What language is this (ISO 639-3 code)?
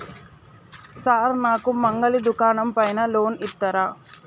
tel